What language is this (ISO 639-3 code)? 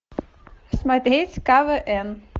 rus